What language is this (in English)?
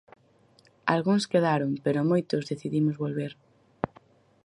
Galician